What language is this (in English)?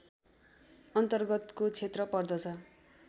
Nepali